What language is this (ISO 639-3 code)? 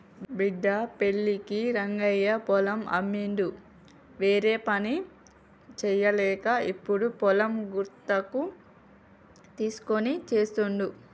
tel